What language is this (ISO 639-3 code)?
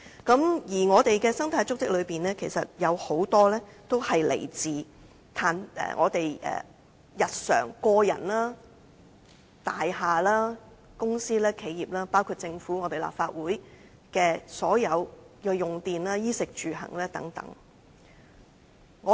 yue